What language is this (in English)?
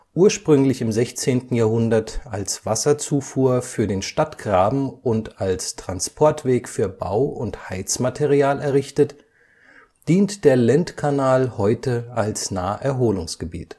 German